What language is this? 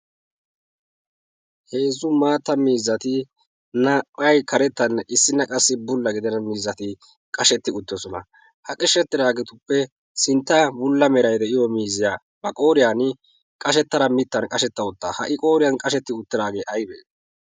Wolaytta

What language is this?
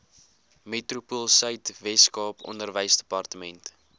Afrikaans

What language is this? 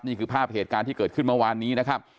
Thai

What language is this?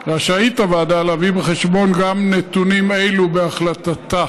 Hebrew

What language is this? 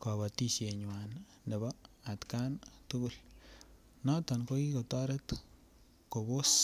Kalenjin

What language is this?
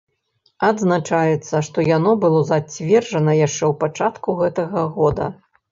Belarusian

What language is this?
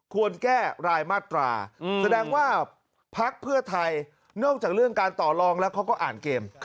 Thai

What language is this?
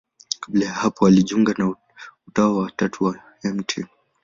Swahili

